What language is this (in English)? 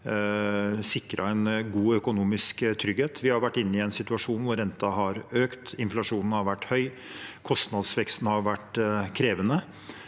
Norwegian